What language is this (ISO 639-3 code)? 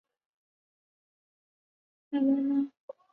zho